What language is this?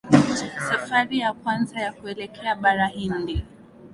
Swahili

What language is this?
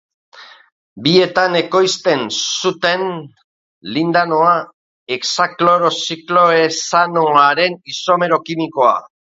Basque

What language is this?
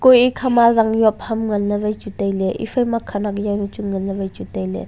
Wancho Naga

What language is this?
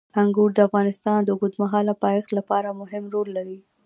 Pashto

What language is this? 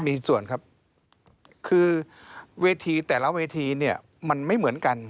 Thai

